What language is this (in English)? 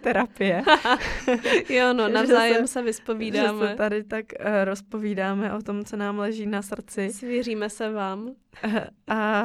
Czech